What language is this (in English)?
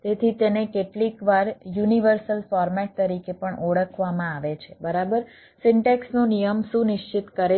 Gujarati